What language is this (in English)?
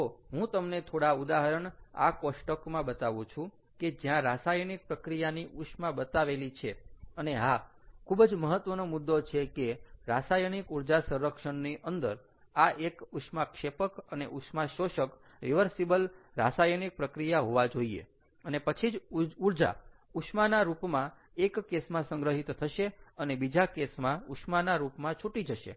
Gujarati